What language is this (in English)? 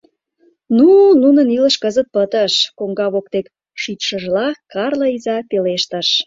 Mari